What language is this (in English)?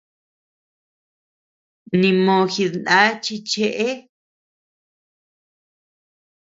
Tepeuxila Cuicatec